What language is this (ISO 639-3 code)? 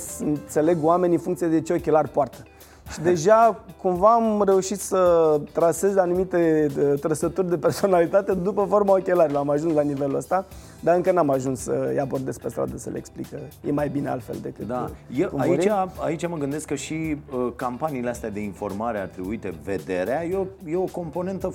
ron